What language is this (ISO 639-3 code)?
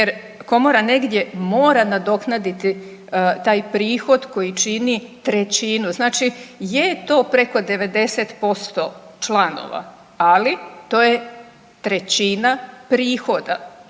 hrv